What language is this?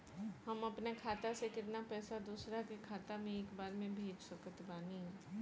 Bhojpuri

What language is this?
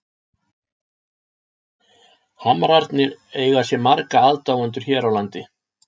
Icelandic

